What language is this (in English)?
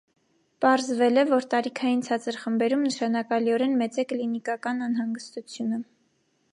Armenian